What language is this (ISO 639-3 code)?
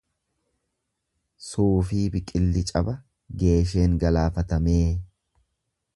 orm